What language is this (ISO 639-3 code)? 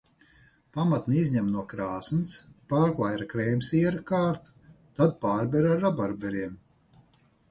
lav